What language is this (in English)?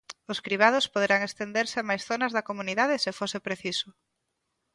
Galician